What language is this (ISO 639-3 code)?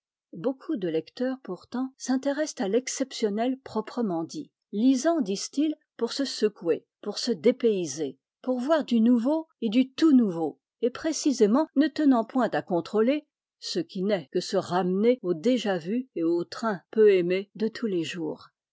fra